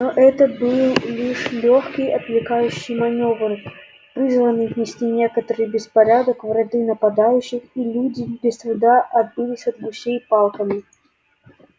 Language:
Russian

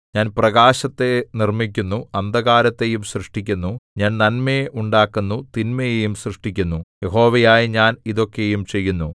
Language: Malayalam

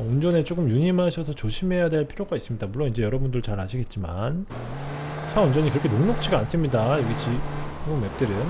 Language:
Korean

